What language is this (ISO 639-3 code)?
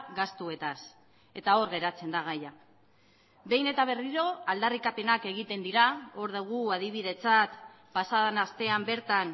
eus